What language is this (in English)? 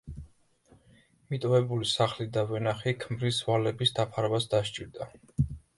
Georgian